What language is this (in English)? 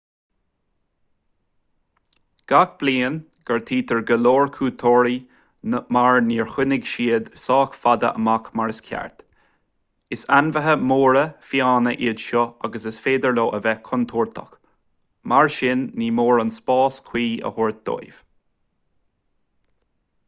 Irish